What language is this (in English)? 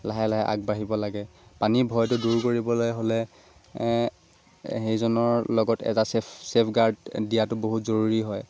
Assamese